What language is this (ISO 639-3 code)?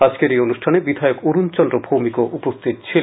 ben